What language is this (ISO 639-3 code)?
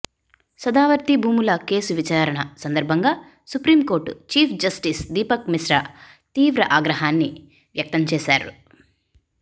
tel